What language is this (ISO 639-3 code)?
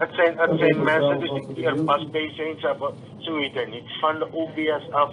nld